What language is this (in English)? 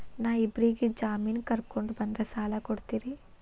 Kannada